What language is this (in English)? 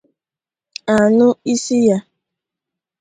Igbo